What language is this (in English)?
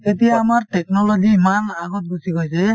Assamese